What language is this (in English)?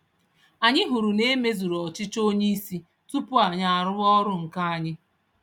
Igbo